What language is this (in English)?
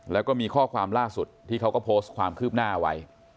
Thai